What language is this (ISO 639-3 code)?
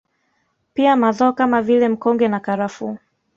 swa